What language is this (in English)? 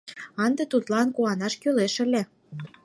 Mari